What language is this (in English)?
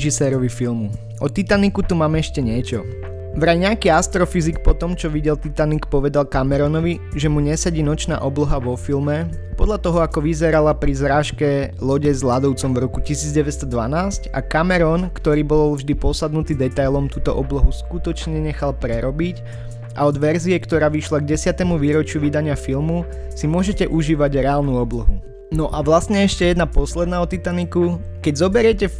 Slovak